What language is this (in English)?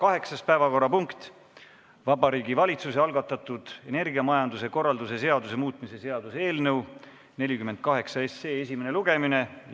Estonian